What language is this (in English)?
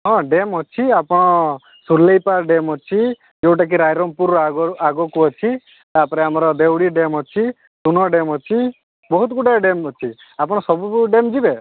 Odia